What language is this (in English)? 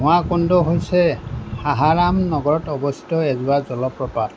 Assamese